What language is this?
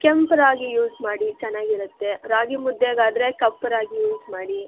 Kannada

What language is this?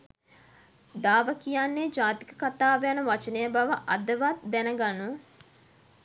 Sinhala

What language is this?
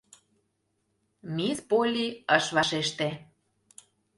Mari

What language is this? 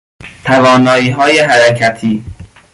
Persian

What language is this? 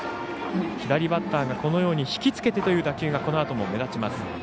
Japanese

